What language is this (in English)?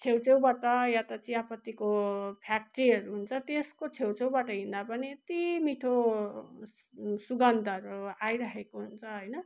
Nepali